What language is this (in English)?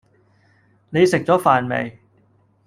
Cantonese